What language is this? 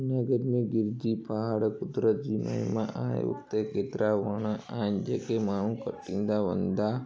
Sindhi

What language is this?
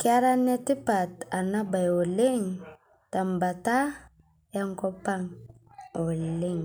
Masai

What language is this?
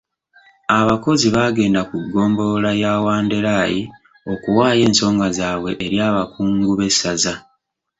Ganda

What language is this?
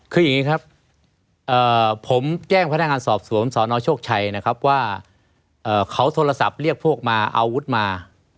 Thai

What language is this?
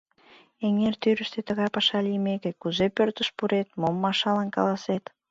Mari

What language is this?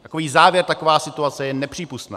Czech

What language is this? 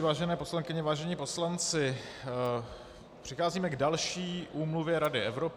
Czech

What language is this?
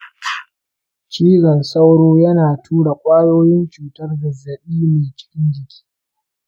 Hausa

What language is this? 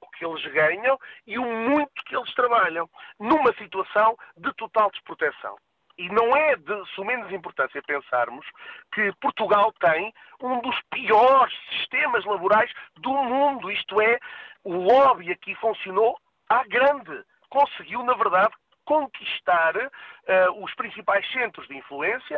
Portuguese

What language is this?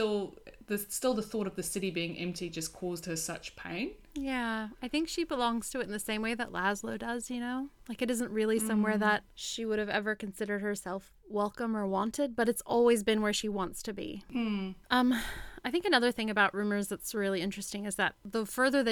English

